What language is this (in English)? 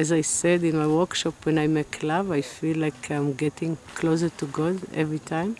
English